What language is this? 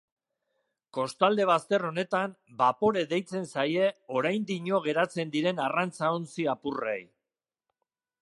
Basque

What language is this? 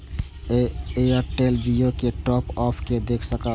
Maithili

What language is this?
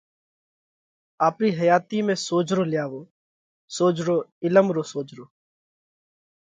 Parkari Koli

